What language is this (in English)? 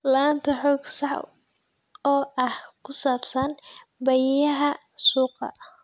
Somali